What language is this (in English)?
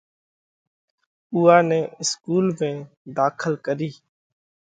Parkari Koli